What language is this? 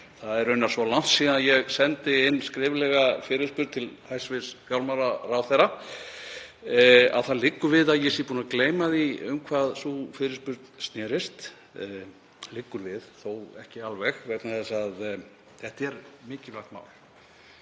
Icelandic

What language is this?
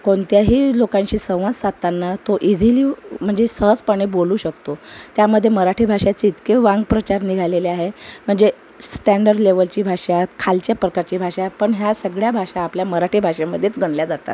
Marathi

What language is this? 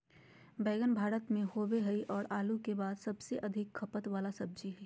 Magahi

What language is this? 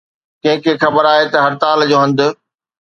Sindhi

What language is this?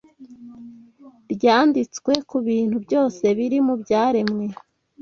Kinyarwanda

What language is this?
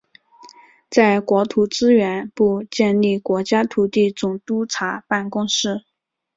Chinese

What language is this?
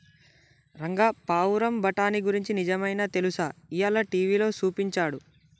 Telugu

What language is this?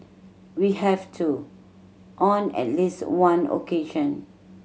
English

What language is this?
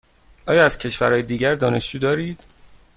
Persian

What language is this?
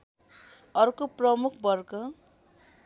Nepali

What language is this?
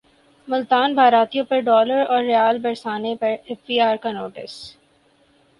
Urdu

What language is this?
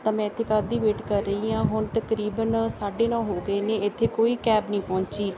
Punjabi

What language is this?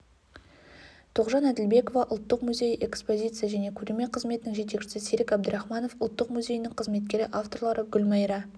Kazakh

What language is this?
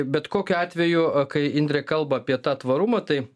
Lithuanian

